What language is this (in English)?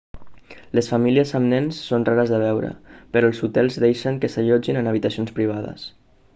Catalan